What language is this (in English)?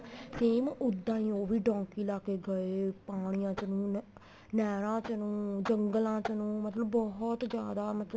Punjabi